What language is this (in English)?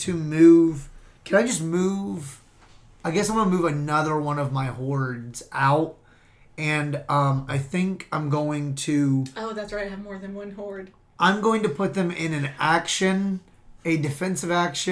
English